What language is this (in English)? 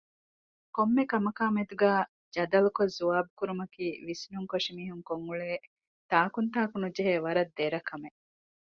Divehi